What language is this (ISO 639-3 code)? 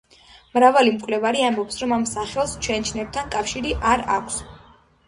kat